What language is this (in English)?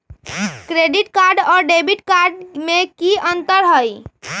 Magahi